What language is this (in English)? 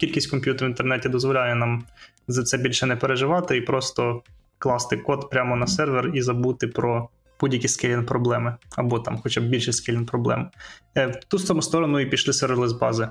Ukrainian